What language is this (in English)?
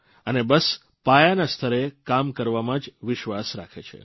Gujarati